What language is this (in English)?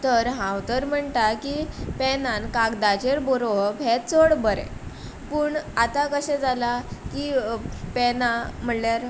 Konkani